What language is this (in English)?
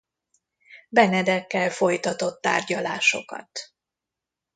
Hungarian